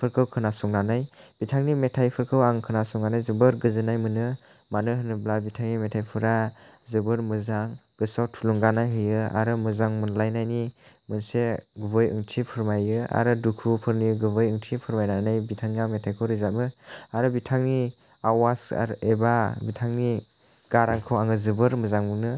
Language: Bodo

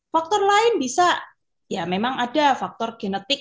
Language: Indonesian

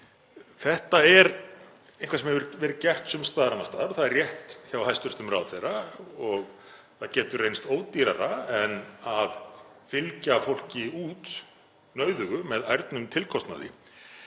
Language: Icelandic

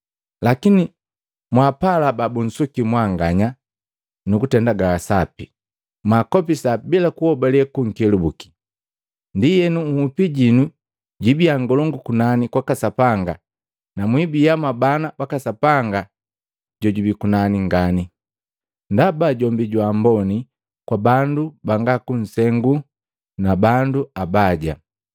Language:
Matengo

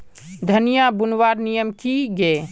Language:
Magahi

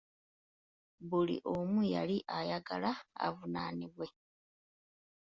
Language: Ganda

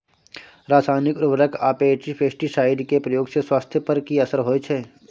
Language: Maithili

